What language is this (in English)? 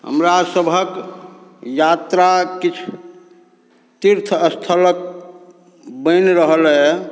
Maithili